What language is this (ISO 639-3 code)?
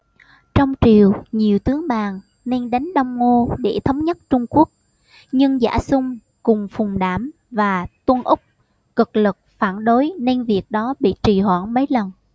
vie